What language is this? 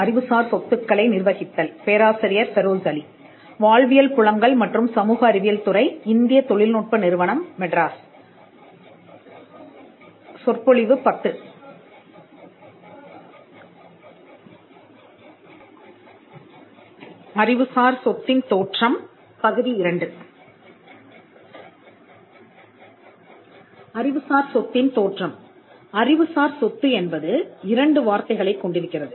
Tamil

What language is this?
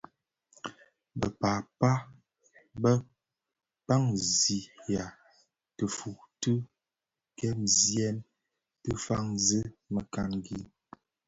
Bafia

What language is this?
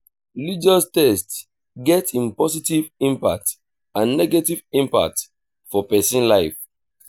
Nigerian Pidgin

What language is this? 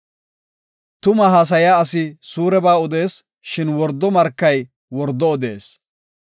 Gofa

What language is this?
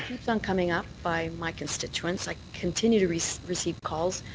English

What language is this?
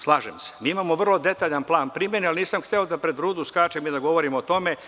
Serbian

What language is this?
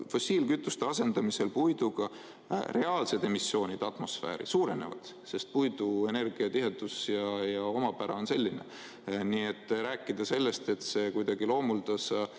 Estonian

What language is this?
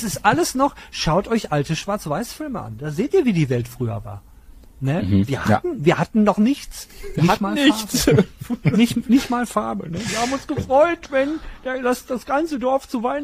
German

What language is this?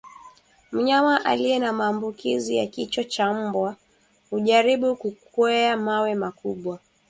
Swahili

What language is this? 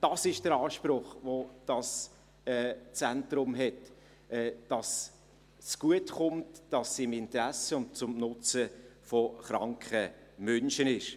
Swiss German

